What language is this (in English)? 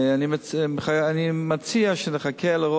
Hebrew